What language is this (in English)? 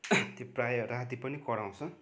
Nepali